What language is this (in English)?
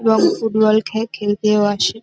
Bangla